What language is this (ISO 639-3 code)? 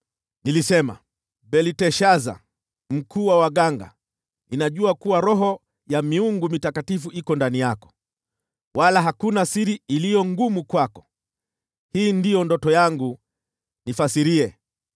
swa